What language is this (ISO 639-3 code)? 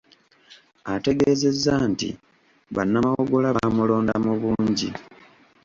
lug